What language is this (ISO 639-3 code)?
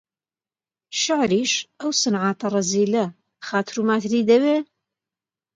ckb